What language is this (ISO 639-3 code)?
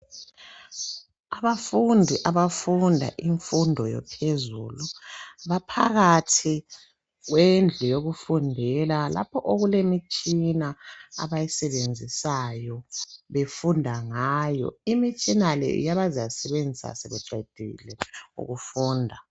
nde